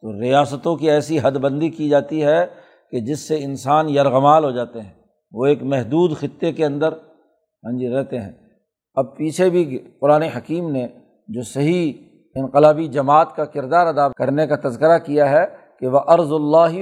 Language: Urdu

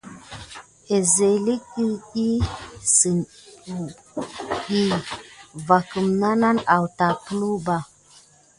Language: Gidar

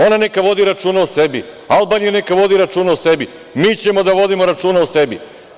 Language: Serbian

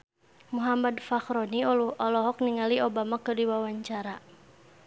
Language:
Sundanese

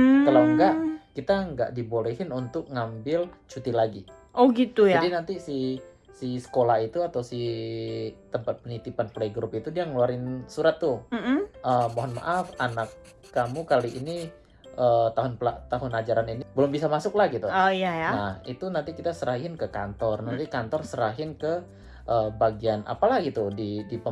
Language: Indonesian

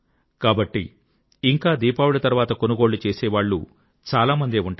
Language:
Telugu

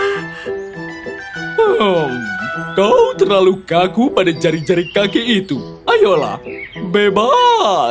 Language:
Indonesian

